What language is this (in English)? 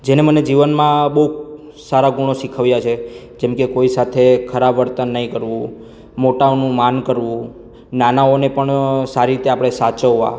Gujarati